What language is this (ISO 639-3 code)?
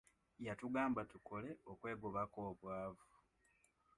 lug